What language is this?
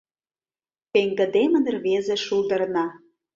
Mari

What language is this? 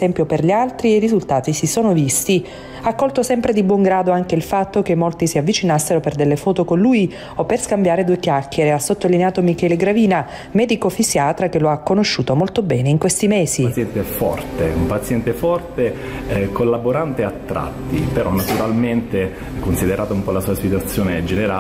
Italian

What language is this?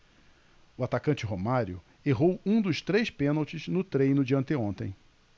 Portuguese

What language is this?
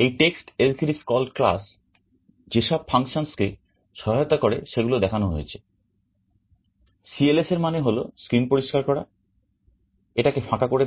Bangla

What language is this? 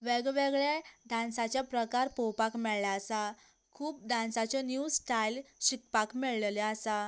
Konkani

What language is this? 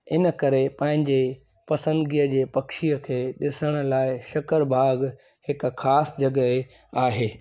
Sindhi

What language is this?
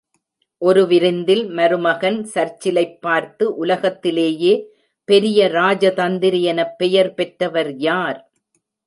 Tamil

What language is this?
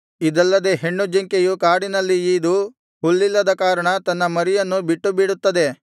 Kannada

